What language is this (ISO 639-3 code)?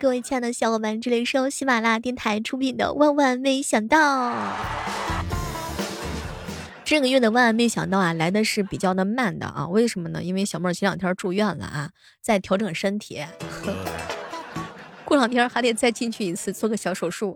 zho